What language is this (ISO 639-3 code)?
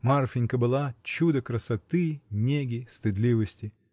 rus